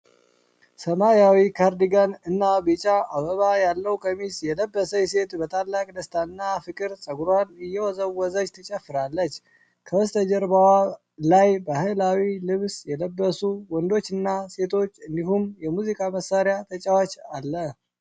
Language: Amharic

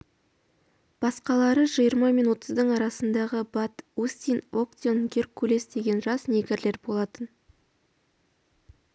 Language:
Kazakh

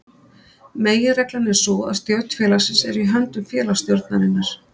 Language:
Icelandic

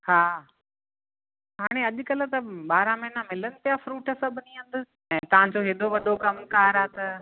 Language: Sindhi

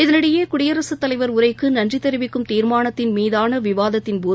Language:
Tamil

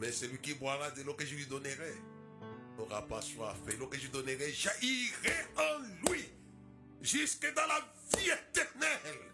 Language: French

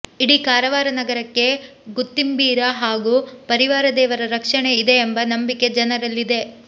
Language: Kannada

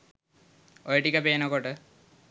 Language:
Sinhala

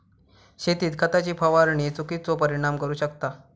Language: Marathi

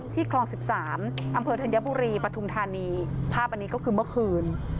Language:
Thai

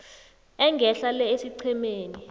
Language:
South Ndebele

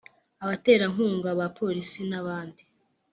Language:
Kinyarwanda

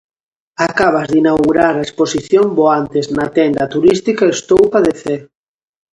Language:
Galician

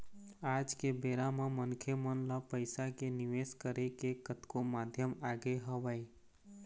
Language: Chhattisgarhi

